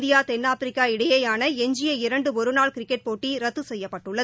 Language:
Tamil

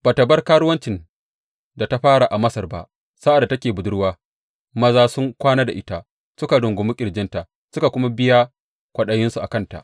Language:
Hausa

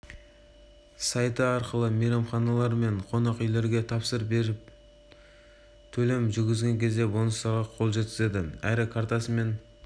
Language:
Kazakh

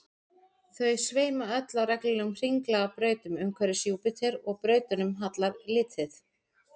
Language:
Icelandic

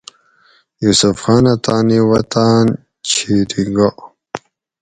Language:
Gawri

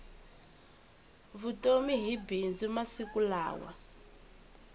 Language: Tsonga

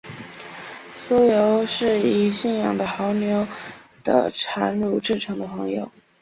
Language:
Chinese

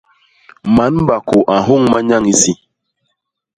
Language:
Basaa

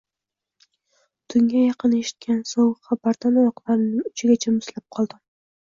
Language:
Uzbek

